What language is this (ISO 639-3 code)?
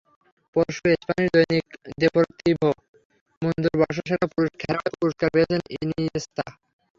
ben